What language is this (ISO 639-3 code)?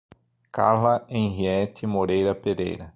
por